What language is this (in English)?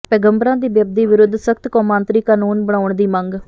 Punjabi